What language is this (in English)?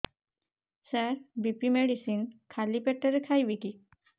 Odia